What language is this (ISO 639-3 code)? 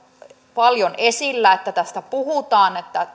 fin